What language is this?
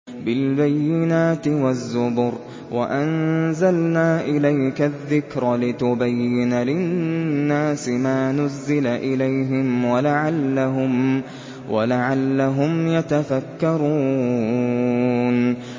Arabic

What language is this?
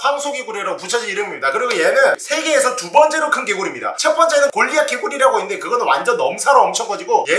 Korean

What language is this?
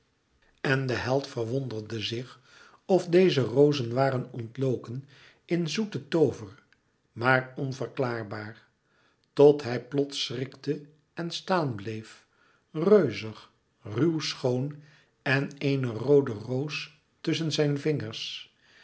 Dutch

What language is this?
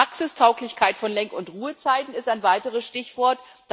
German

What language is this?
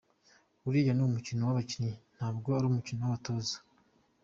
Kinyarwanda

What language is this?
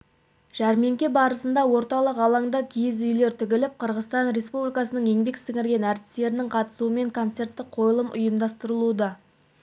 Kazakh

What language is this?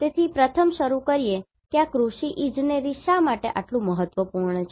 Gujarati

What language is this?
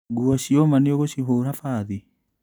Kikuyu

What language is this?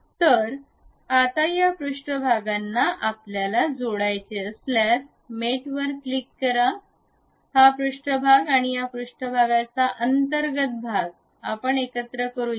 Marathi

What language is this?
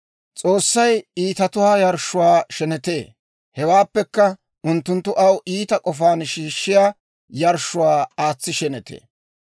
Dawro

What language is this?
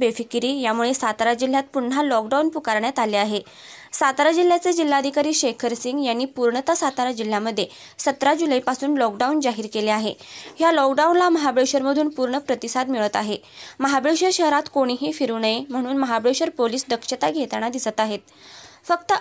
Romanian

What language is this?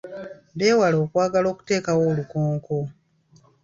Ganda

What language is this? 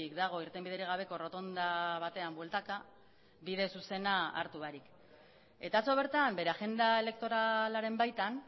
Basque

